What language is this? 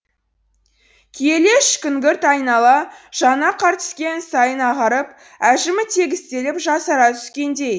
Kazakh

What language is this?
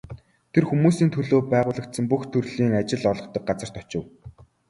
Mongolian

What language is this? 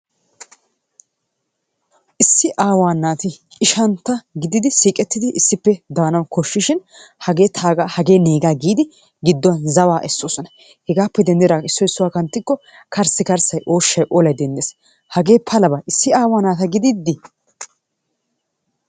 Wolaytta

